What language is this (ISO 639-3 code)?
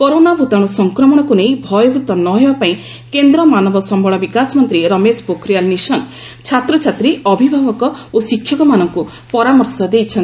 ori